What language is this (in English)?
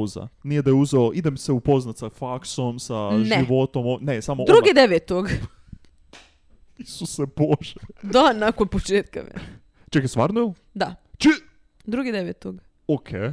Croatian